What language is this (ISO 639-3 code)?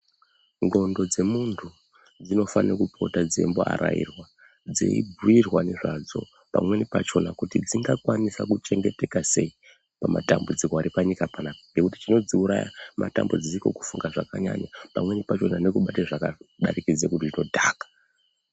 ndc